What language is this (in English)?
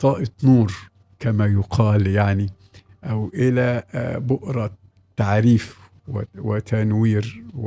Arabic